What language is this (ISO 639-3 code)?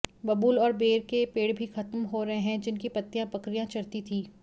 hin